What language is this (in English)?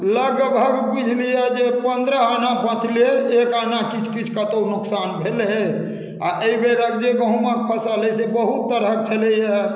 Maithili